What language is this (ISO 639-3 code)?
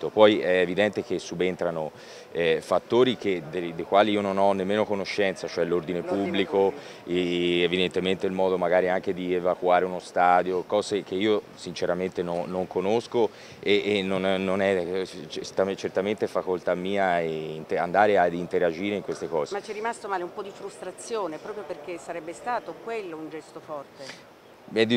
ita